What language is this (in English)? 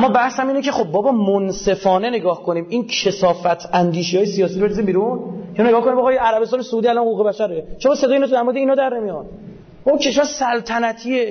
Persian